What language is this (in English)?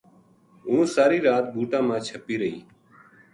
Gujari